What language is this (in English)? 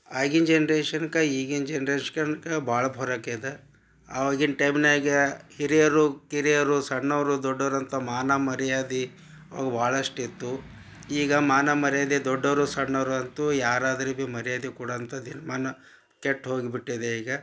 Kannada